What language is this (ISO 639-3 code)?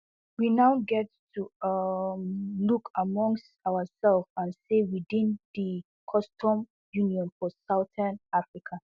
pcm